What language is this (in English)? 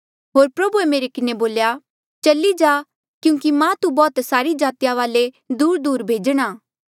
Mandeali